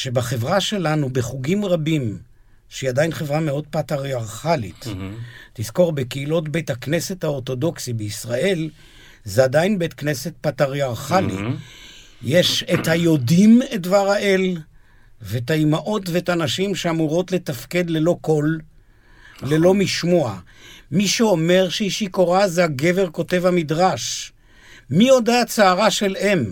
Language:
Hebrew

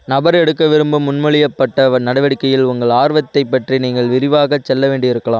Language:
Tamil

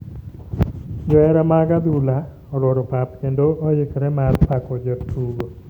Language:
Luo (Kenya and Tanzania)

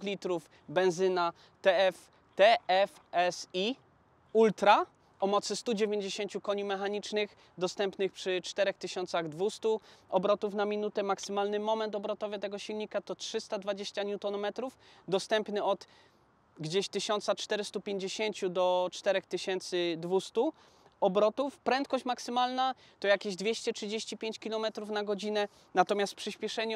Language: Polish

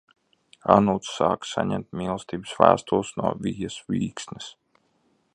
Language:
Latvian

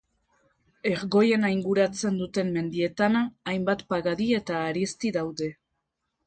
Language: Basque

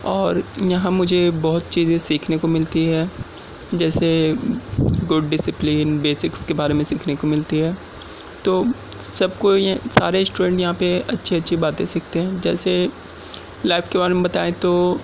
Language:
Urdu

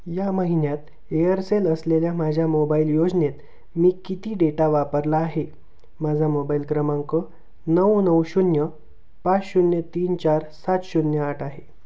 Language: Marathi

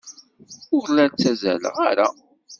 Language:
Kabyle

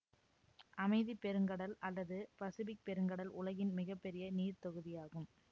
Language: Tamil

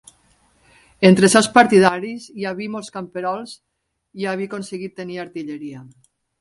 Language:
Catalan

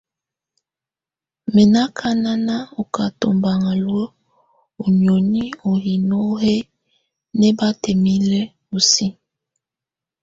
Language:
Tunen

